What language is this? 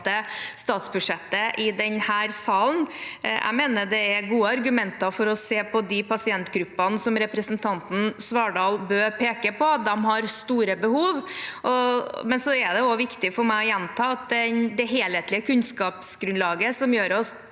Norwegian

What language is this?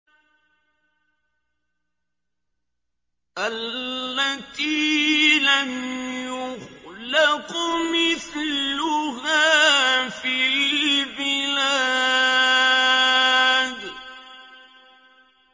Arabic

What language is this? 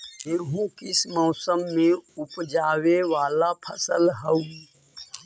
Magahi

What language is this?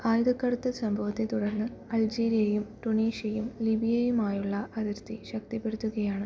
Malayalam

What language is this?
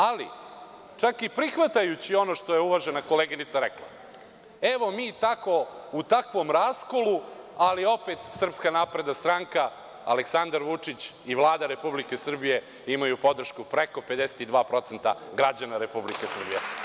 Serbian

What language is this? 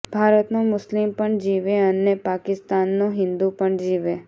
Gujarati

